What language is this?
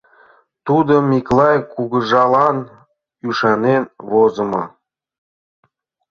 Mari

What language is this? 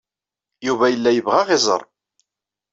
Kabyle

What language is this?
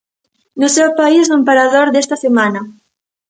Galician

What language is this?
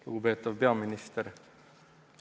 Estonian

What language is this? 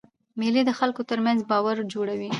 Pashto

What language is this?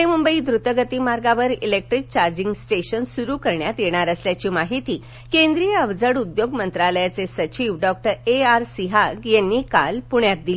Marathi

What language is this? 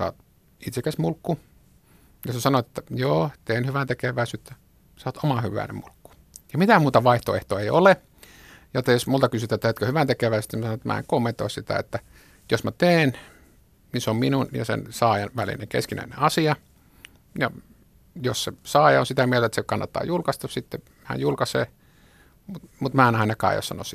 Finnish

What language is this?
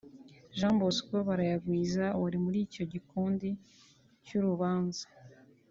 Kinyarwanda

